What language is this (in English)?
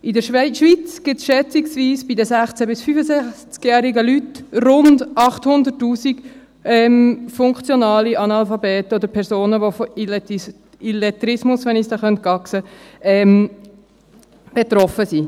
Swiss German